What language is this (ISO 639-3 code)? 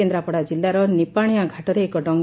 ori